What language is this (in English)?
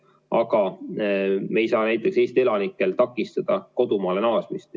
Estonian